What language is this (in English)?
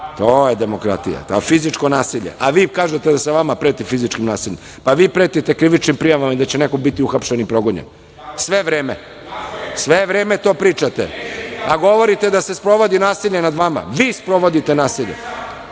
Serbian